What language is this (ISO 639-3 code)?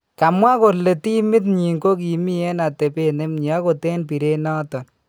kln